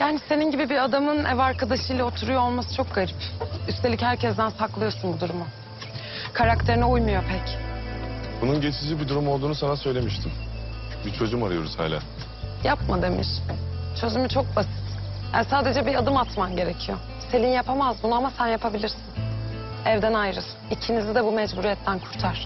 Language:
Turkish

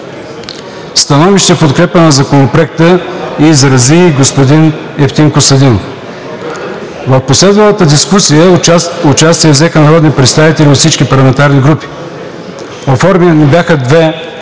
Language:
Bulgarian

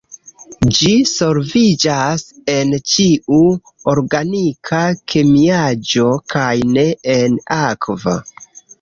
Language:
Esperanto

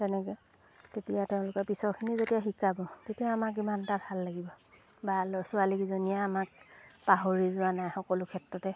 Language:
Assamese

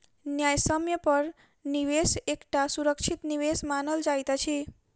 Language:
Maithili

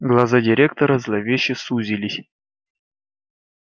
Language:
Russian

